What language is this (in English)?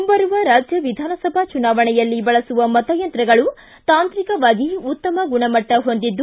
Kannada